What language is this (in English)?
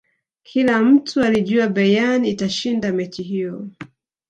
Swahili